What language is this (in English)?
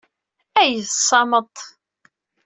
Kabyle